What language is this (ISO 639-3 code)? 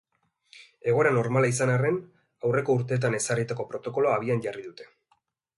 eus